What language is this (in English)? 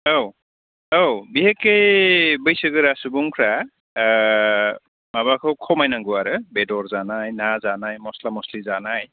Bodo